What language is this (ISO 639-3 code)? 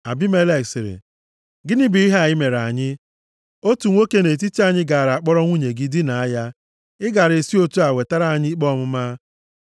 ibo